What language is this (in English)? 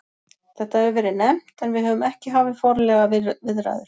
Icelandic